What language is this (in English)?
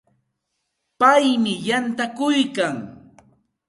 Santa Ana de Tusi Pasco Quechua